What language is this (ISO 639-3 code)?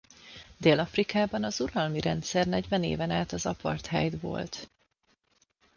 hun